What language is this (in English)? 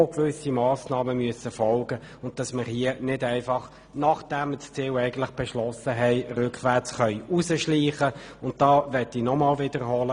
Swiss German